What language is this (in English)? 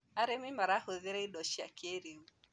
Kikuyu